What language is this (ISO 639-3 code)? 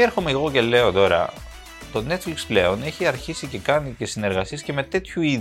ell